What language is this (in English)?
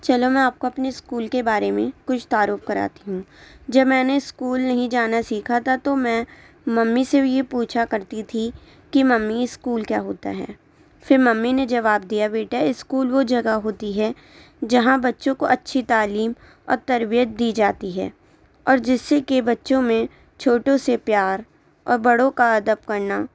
Urdu